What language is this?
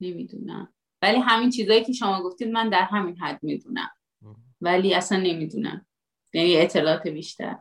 Persian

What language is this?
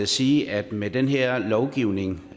Danish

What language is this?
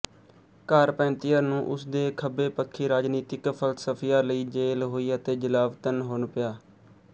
Punjabi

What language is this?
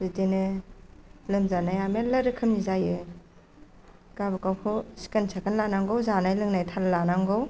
Bodo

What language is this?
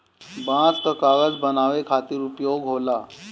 Bhojpuri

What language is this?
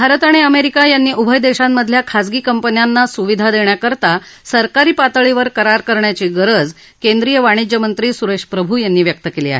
Marathi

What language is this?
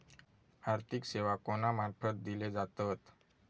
Marathi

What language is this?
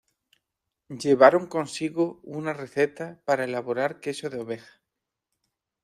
Spanish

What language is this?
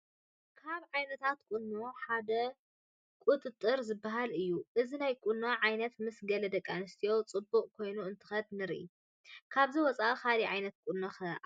Tigrinya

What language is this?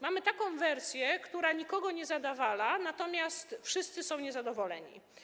Polish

